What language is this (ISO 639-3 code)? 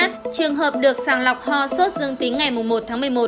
vie